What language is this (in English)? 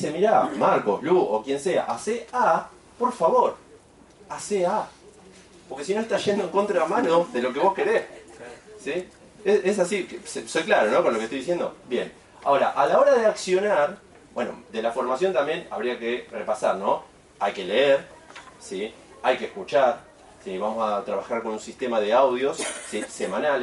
Spanish